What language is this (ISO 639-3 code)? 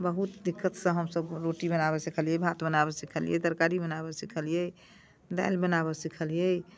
mai